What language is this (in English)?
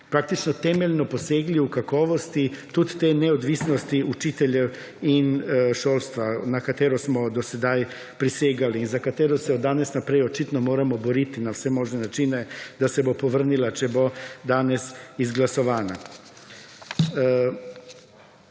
Slovenian